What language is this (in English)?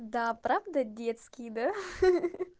Russian